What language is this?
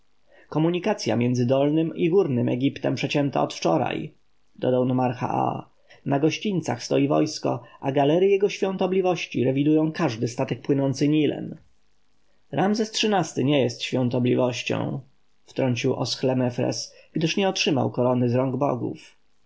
Polish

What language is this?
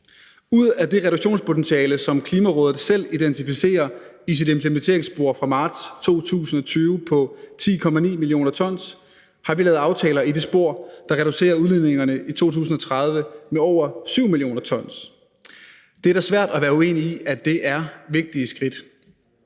Danish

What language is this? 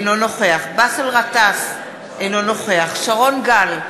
Hebrew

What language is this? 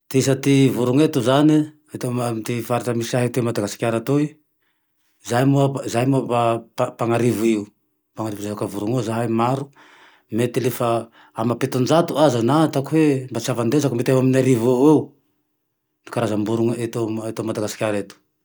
Tandroy-Mahafaly Malagasy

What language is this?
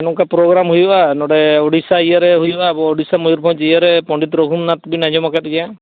Santali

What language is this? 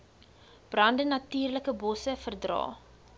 Afrikaans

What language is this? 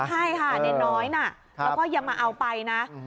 Thai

